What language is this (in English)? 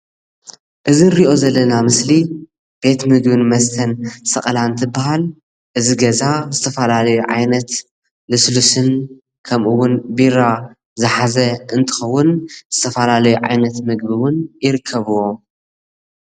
Tigrinya